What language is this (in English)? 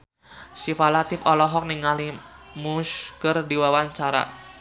Sundanese